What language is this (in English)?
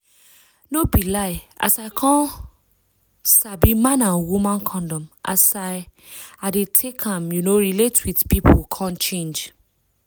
Nigerian Pidgin